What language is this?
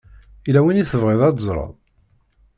Kabyle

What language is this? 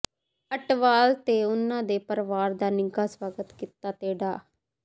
Punjabi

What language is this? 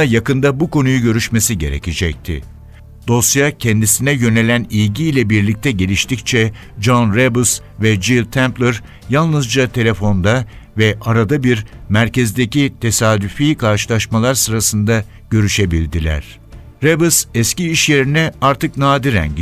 Turkish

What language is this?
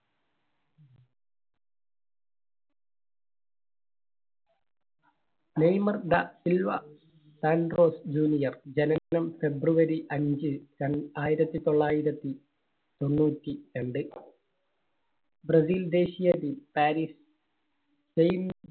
Malayalam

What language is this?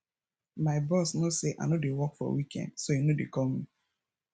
Nigerian Pidgin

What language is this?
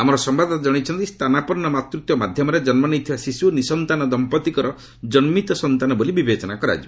Odia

